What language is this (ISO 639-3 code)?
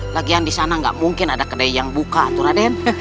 ind